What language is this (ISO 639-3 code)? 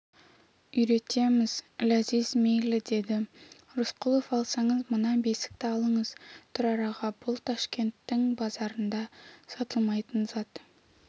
kaz